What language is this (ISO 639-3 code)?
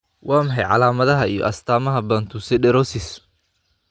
som